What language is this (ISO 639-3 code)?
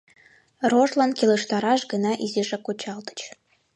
chm